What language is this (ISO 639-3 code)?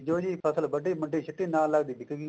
pan